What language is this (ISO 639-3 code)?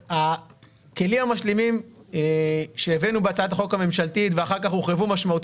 heb